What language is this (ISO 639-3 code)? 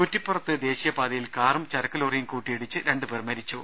mal